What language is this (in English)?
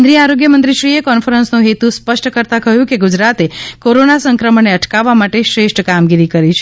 Gujarati